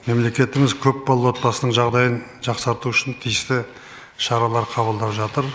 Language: Kazakh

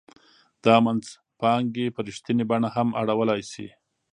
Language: Pashto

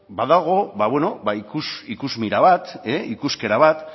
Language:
Basque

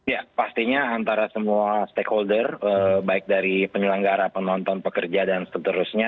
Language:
Indonesian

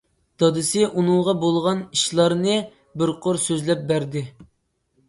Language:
Uyghur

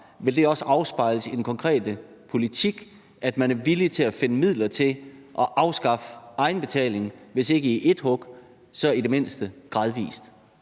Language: Danish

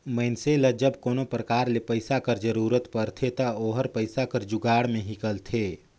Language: Chhattisgarhi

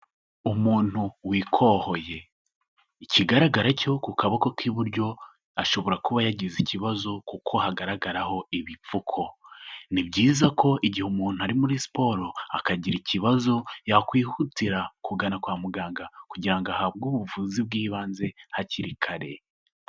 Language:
Kinyarwanda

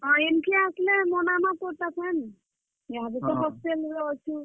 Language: Odia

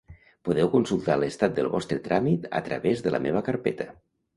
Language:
Catalan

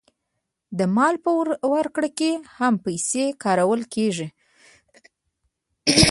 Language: Pashto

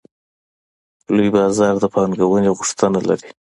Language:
Pashto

